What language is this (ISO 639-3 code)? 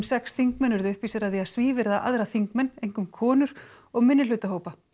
isl